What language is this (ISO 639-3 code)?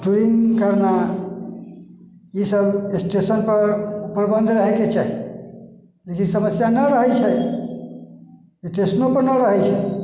mai